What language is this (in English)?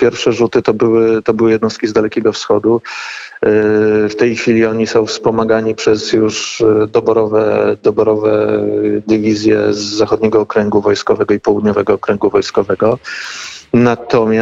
Polish